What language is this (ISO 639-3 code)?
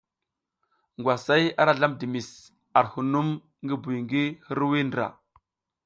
giz